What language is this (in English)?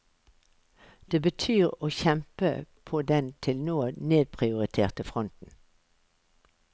Norwegian